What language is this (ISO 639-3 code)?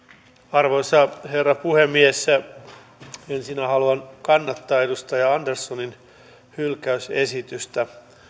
fin